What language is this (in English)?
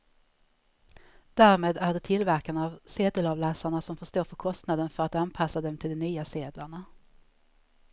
Swedish